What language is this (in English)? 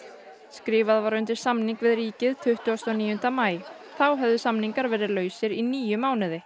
Icelandic